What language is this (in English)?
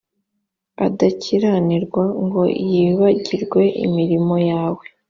Kinyarwanda